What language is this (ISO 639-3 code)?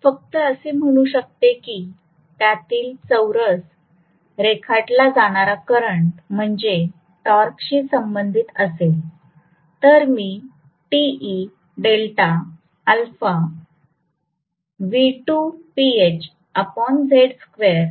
mar